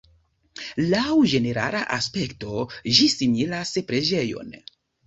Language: Esperanto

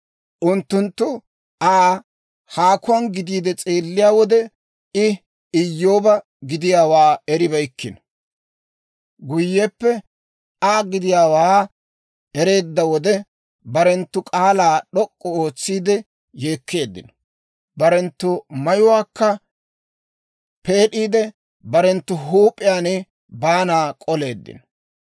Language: Dawro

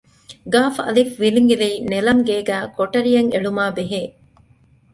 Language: Divehi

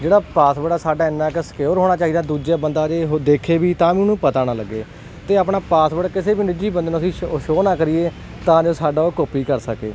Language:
Punjabi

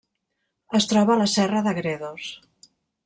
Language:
Catalan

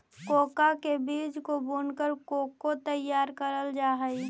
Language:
Magahi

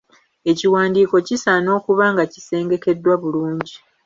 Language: Ganda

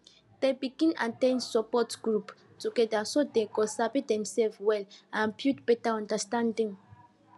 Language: Nigerian Pidgin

